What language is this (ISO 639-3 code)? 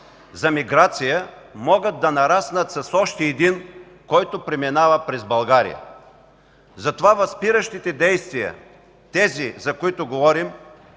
bul